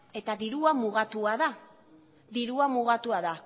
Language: Basque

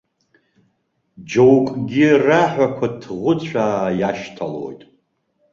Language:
Abkhazian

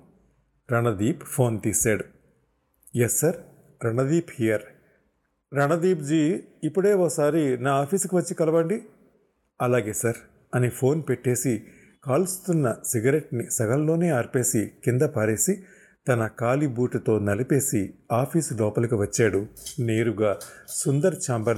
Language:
Telugu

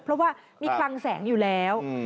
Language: Thai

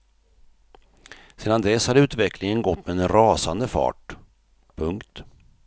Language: Swedish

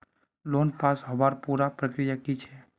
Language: Magahi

